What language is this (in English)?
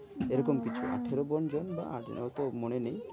Bangla